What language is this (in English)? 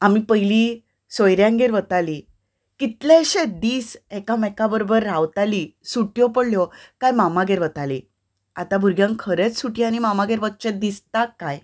Konkani